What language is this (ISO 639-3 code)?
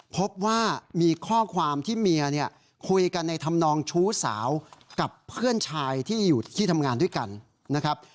tha